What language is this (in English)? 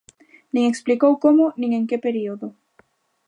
Galician